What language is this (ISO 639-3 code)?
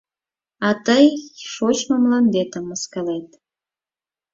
chm